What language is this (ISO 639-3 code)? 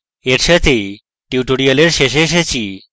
ben